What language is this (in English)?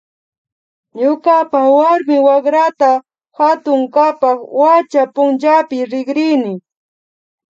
Imbabura Highland Quichua